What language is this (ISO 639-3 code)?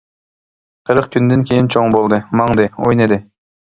uig